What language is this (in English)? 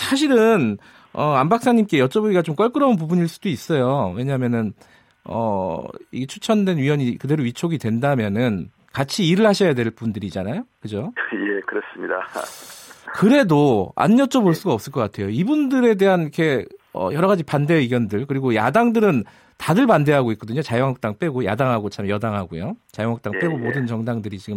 Korean